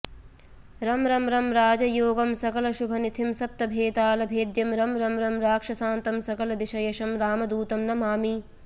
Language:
Sanskrit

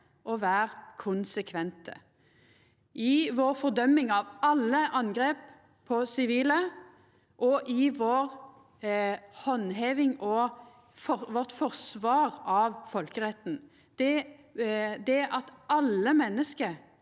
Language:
Norwegian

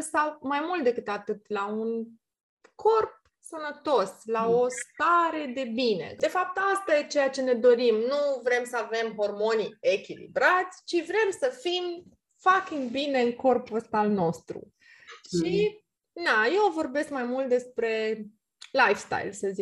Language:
Romanian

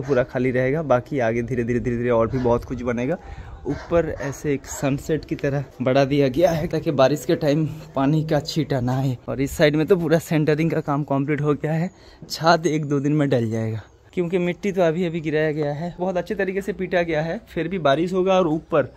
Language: Hindi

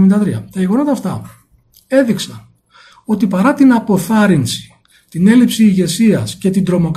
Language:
Greek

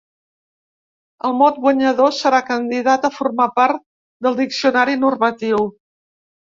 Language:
Catalan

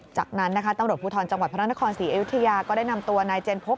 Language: Thai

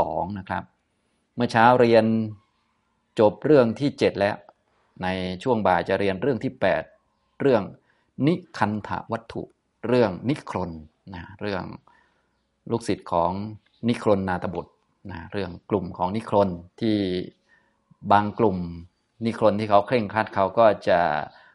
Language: Thai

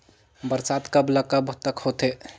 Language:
Chhattisgarhi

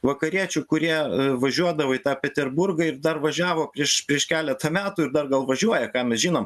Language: Lithuanian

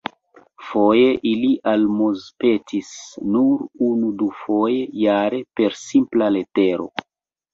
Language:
Esperanto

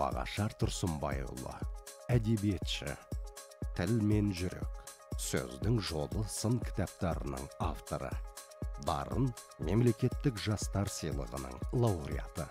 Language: Turkish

